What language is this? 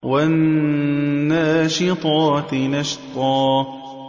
Arabic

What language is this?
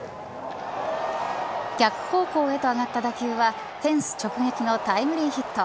Japanese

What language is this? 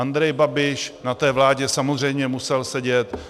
Czech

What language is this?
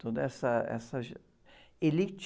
Portuguese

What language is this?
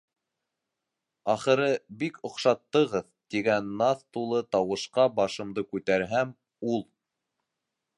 Bashkir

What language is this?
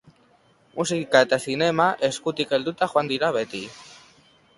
Basque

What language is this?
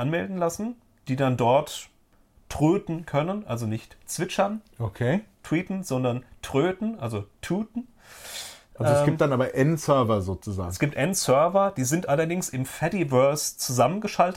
German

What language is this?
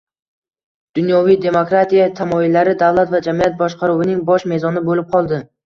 Uzbek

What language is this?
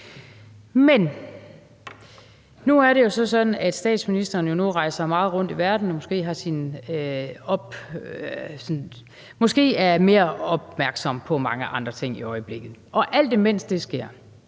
Danish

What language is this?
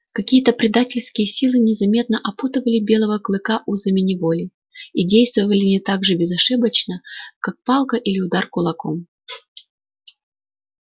Russian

